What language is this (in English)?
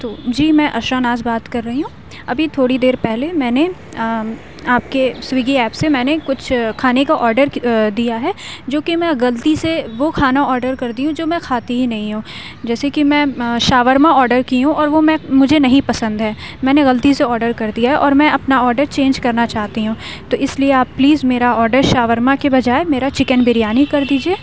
Urdu